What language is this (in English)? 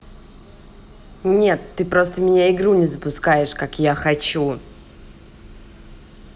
Russian